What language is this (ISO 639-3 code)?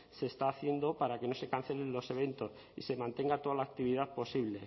spa